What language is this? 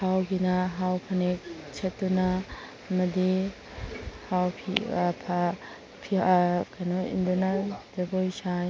Manipuri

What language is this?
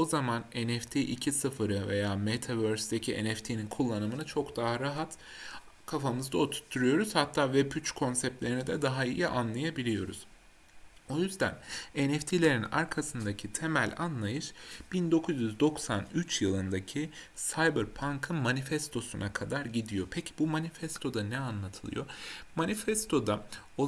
Turkish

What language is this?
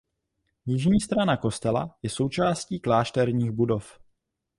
Czech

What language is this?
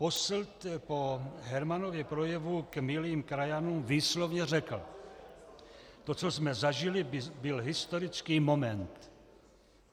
Czech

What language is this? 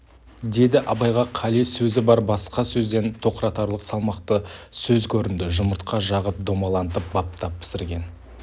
Kazakh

